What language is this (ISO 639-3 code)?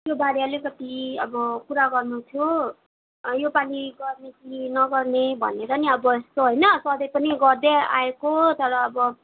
nep